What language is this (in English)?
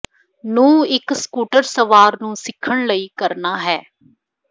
Punjabi